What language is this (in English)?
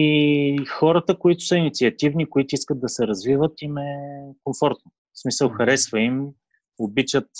Bulgarian